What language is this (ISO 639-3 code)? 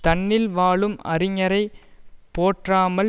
tam